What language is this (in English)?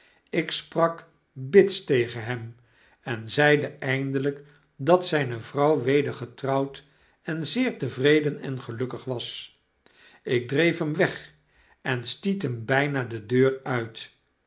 Dutch